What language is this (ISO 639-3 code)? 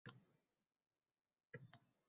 uzb